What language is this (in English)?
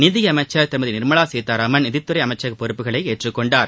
Tamil